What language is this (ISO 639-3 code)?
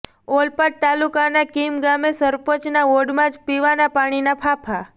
guj